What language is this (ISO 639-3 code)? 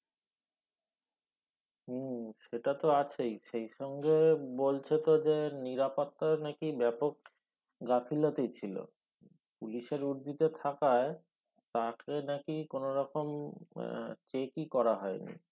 ben